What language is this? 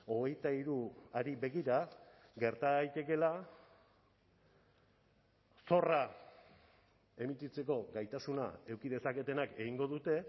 Basque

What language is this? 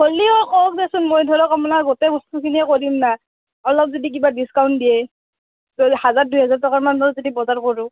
Assamese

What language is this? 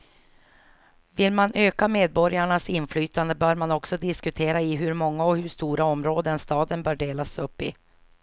Swedish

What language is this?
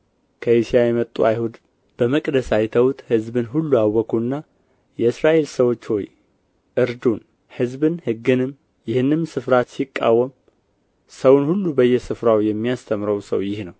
Amharic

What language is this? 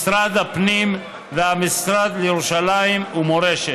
Hebrew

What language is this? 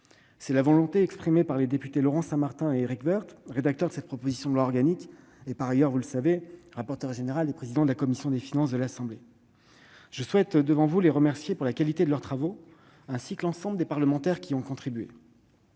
French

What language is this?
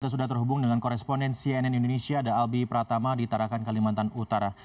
Indonesian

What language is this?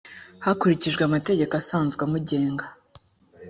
Kinyarwanda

